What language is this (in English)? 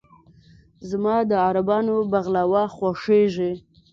Pashto